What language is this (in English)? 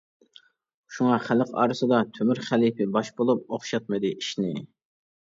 Uyghur